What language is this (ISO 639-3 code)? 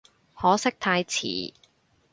yue